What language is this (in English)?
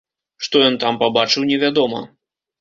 Belarusian